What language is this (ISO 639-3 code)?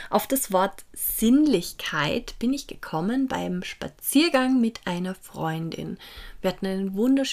deu